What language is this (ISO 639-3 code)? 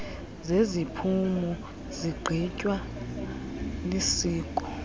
xho